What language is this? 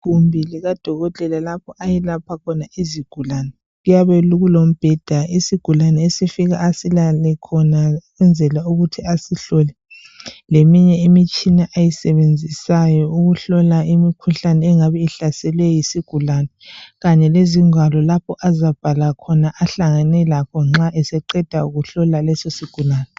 North Ndebele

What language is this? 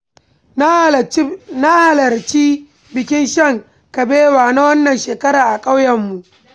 Hausa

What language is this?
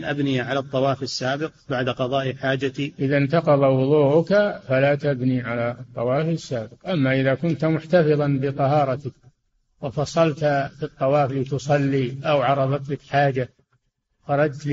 Arabic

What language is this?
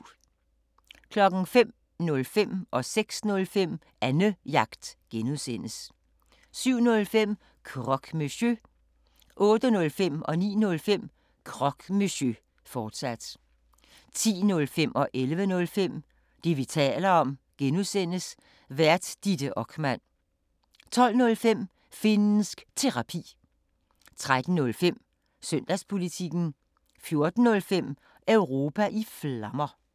Danish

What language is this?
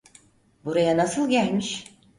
Turkish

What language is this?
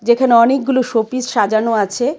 Bangla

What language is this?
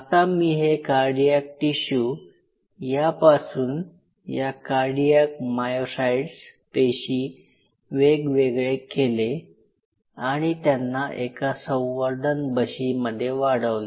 Marathi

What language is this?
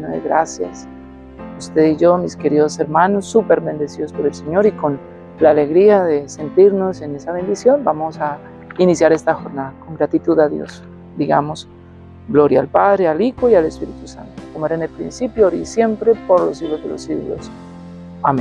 Spanish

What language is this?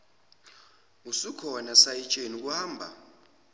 Zulu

